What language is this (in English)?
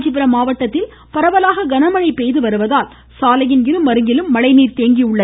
Tamil